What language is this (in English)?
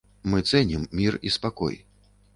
Belarusian